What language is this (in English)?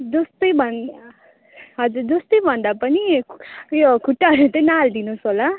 Nepali